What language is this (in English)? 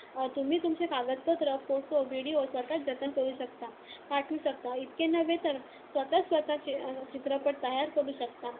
Marathi